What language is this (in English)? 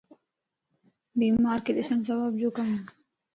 Lasi